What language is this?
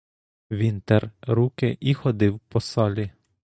Ukrainian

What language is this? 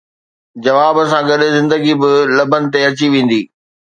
Sindhi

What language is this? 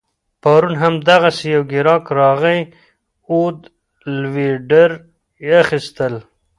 Pashto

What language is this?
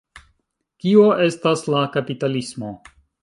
Esperanto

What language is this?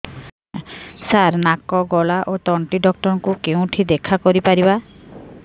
Odia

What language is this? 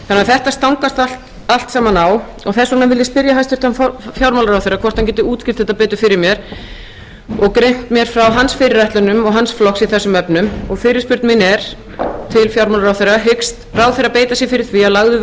Icelandic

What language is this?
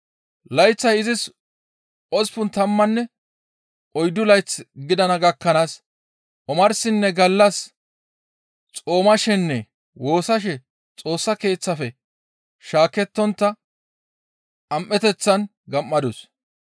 Gamo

